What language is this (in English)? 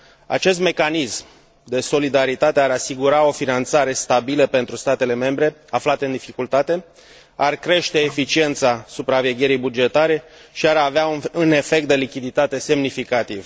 Romanian